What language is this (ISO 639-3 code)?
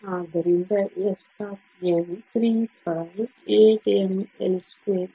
kan